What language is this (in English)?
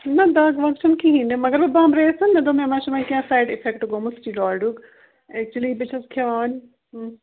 Kashmiri